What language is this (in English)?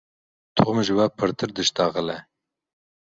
Kurdish